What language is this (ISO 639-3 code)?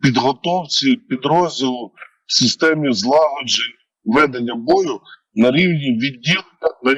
ukr